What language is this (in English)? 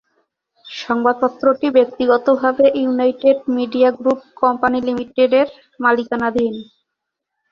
Bangla